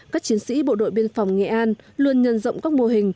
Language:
Vietnamese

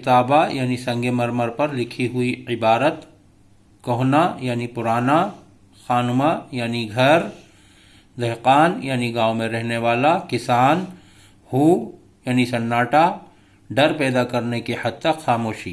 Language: Urdu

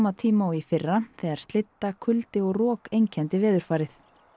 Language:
Icelandic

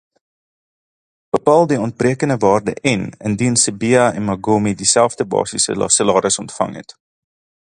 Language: Afrikaans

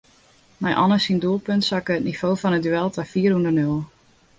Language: Western Frisian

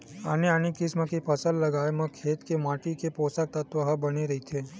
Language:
Chhattisgarhi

